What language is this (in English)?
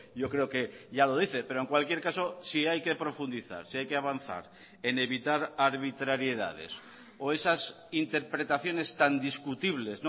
Spanish